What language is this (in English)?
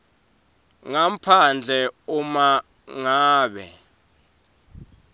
Swati